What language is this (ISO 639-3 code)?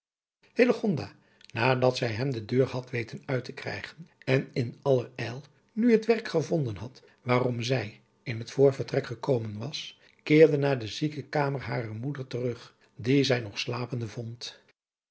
nld